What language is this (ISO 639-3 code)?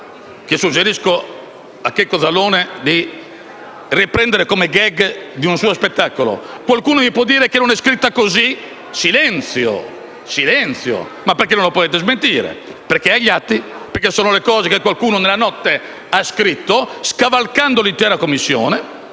ita